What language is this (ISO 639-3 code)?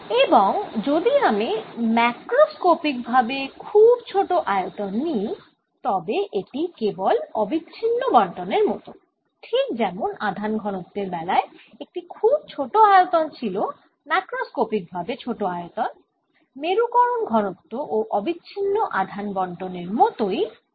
ben